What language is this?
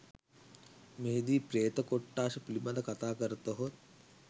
Sinhala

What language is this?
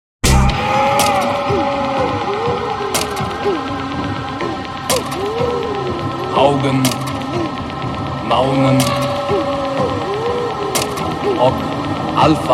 German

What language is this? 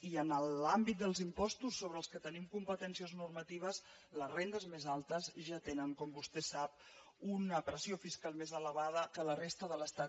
Catalan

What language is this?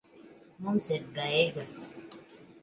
Latvian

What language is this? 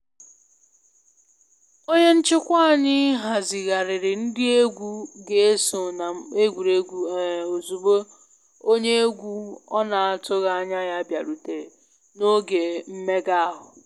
Igbo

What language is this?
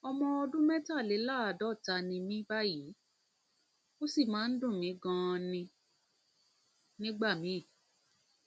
Yoruba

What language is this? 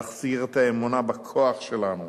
Hebrew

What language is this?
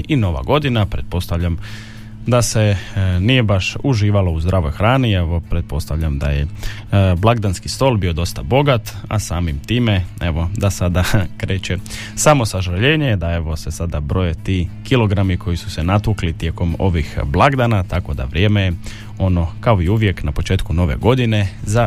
Croatian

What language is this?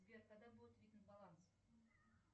Russian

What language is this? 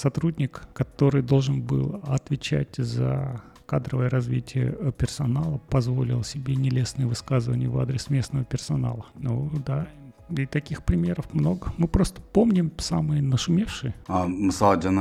Russian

